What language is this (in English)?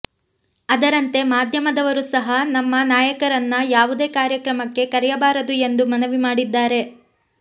Kannada